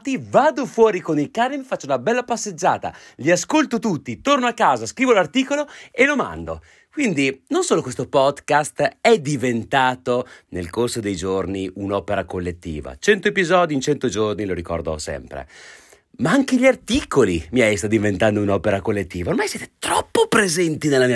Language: Italian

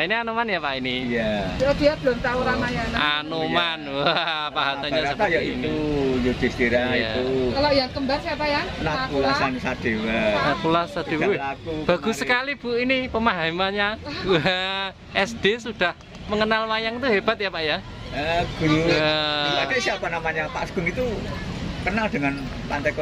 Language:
Indonesian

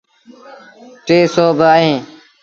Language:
Sindhi Bhil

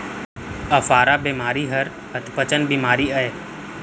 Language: Chhattisgarhi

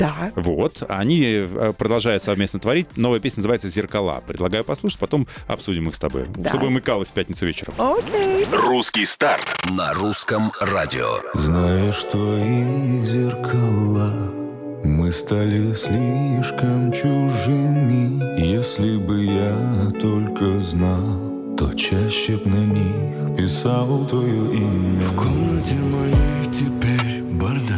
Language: Russian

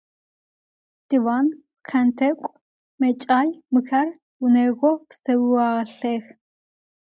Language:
Adyghe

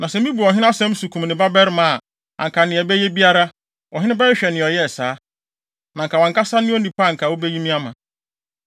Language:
Akan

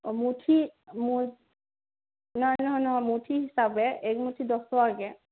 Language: Assamese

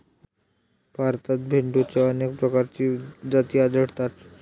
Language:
Marathi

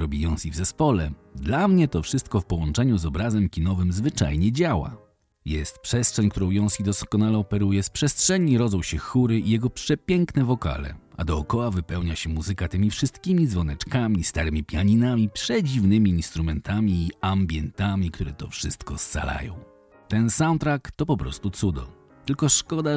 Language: Polish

